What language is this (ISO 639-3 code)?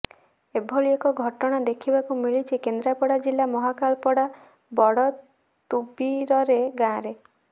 ori